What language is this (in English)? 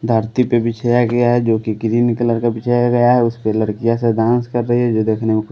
Hindi